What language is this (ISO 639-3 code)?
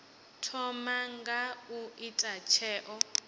ven